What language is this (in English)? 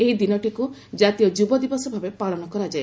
Odia